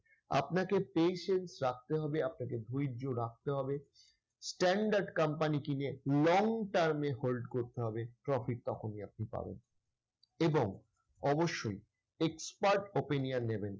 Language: Bangla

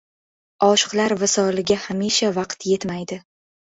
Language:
Uzbek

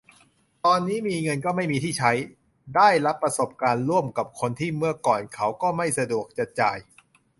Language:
Thai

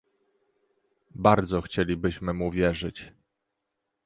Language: Polish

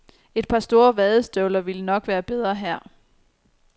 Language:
Danish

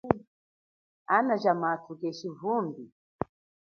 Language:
Chokwe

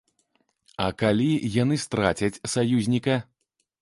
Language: Belarusian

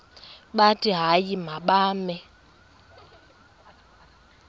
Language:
Xhosa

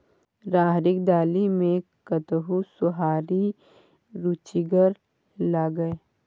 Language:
Maithili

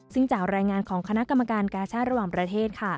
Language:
Thai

